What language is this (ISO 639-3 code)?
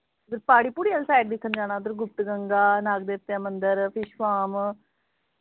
doi